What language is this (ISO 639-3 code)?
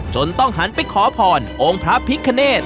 tha